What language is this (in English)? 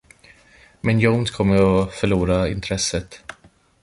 Swedish